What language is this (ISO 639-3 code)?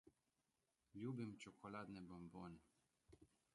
slv